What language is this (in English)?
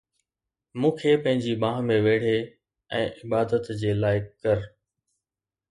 Sindhi